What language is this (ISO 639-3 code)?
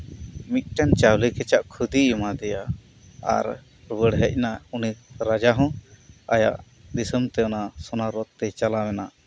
sat